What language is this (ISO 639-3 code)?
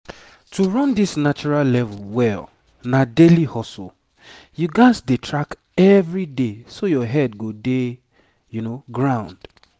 pcm